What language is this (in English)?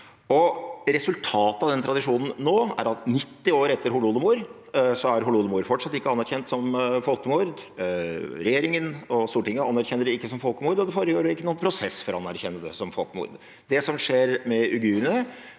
Norwegian